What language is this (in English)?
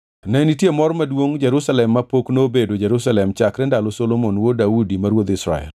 Luo (Kenya and Tanzania)